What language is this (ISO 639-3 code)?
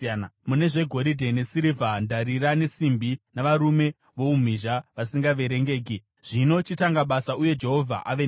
sna